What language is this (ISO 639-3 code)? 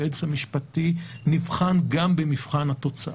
heb